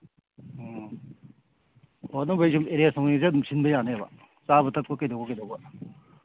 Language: Manipuri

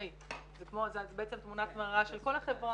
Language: Hebrew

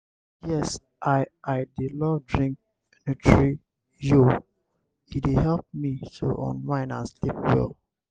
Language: Nigerian Pidgin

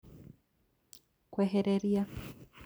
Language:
Kikuyu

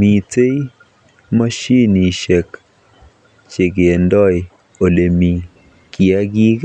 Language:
Kalenjin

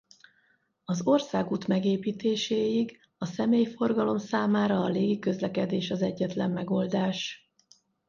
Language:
Hungarian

